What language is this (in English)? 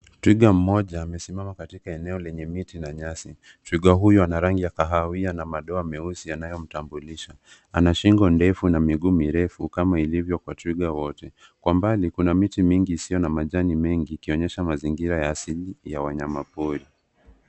Swahili